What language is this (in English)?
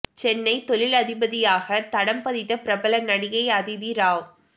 Tamil